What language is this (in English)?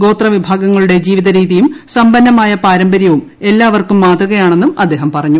Malayalam